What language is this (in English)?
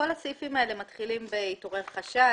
Hebrew